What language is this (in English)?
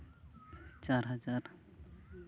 Santali